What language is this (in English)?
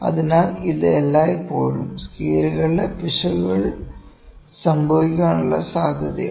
Malayalam